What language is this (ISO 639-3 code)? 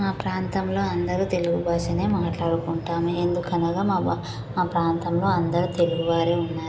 tel